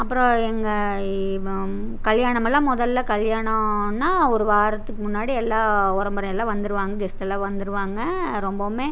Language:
Tamil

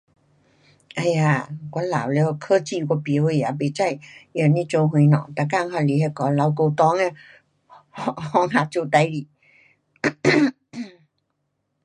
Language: Pu-Xian Chinese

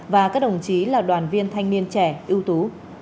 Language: Vietnamese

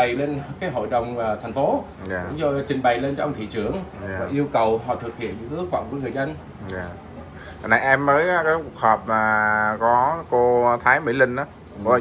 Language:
Vietnamese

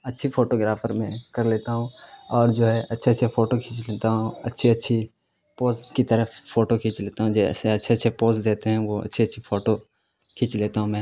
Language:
Urdu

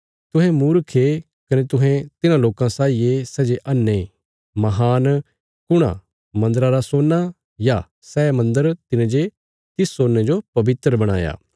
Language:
Bilaspuri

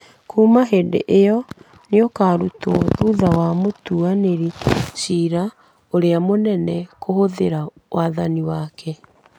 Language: Kikuyu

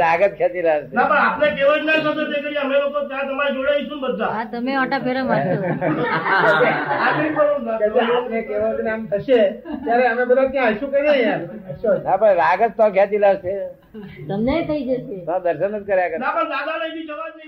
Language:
Gujarati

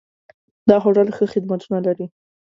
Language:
Pashto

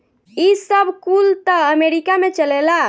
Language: Bhojpuri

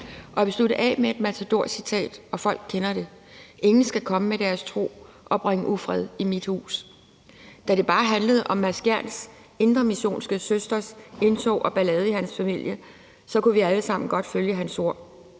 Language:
Danish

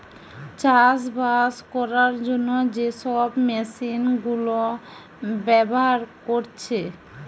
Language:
Bangla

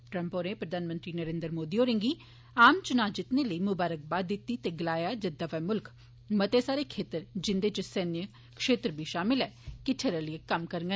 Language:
Dogri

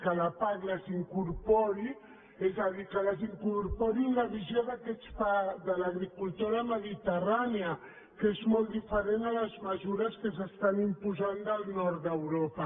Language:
Catalan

